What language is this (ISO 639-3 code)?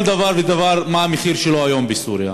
heb